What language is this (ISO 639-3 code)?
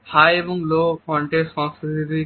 ben